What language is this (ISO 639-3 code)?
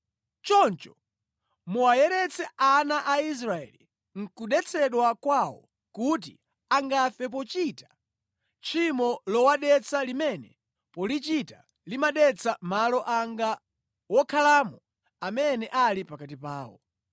nya